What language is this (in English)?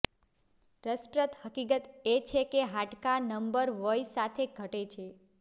Gujarati